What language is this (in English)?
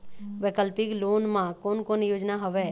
Chhattisgarhi